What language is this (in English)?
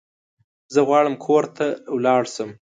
Pashto